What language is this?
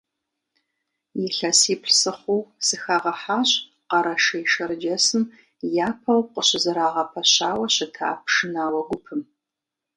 Kabardian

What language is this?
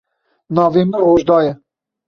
Kurdish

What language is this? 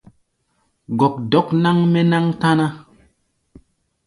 Gbaya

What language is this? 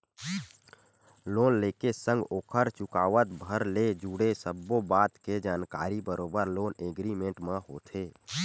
Chhattisgarhi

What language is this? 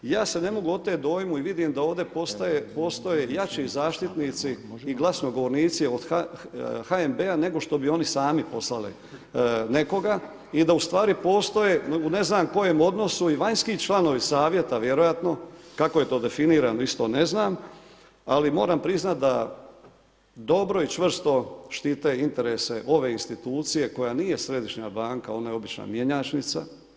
Croatian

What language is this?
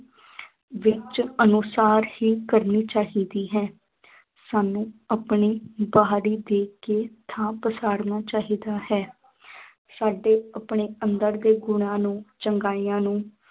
Punjabi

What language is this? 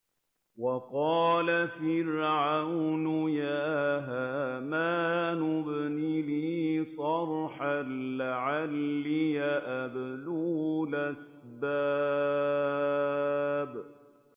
Arabic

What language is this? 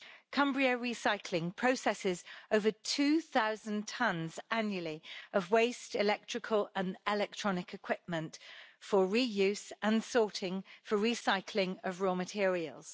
English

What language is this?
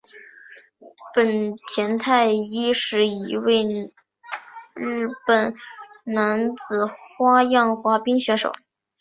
Chinese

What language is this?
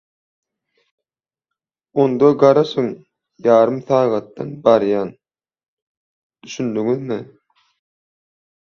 Turkmen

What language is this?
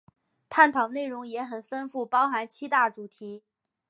Chinese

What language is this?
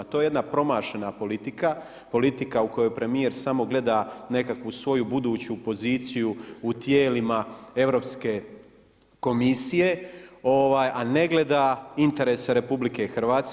Croatian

